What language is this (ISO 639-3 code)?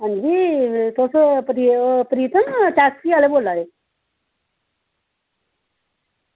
doi